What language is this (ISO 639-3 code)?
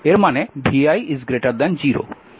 ben